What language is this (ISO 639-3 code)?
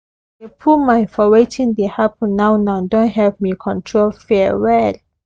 pcm